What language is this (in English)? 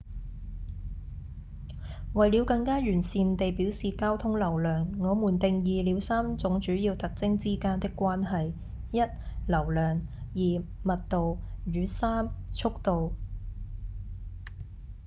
Cantonese